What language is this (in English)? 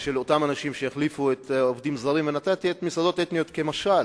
Hebrew